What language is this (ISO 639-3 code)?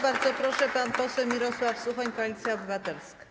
pol